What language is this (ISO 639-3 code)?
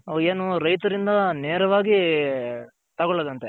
kan